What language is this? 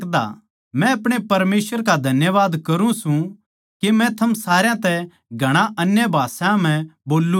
Haryanvi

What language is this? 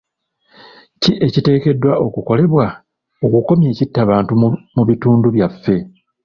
Ganda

